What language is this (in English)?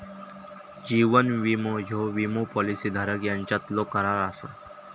Marathi